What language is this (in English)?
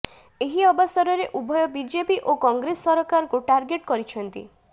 Odia